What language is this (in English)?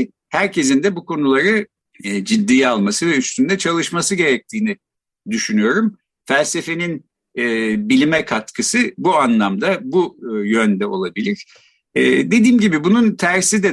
Turkish